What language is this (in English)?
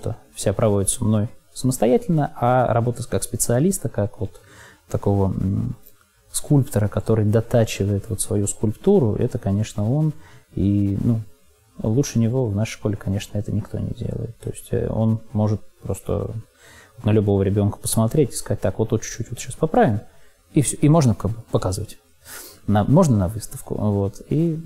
Russian